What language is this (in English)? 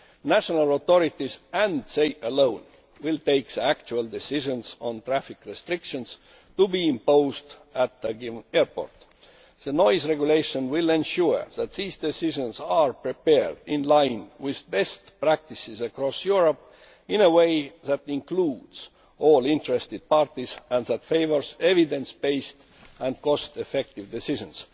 English